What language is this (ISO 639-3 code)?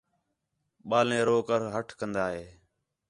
xhe